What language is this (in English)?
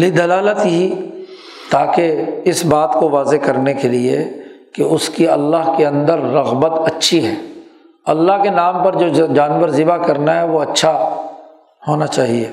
Urdu